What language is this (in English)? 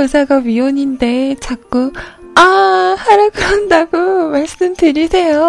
Korean